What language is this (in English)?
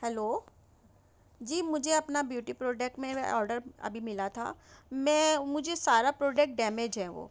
Urdu